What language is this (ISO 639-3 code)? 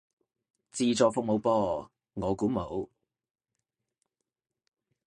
yue